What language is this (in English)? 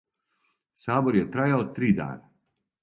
Serbian